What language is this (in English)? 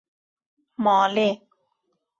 Persian